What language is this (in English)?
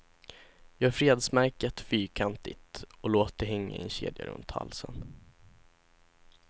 Swedish